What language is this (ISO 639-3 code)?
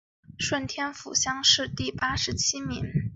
zho